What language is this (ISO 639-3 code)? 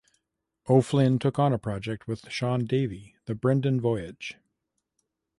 eng